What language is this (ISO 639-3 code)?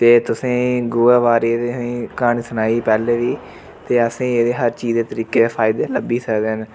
doi